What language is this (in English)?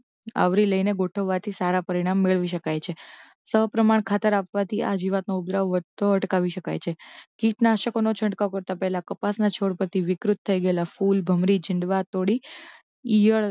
Gujarati